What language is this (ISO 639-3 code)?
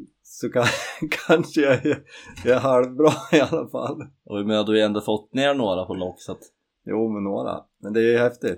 swe